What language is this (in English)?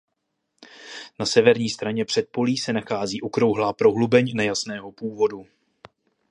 Czech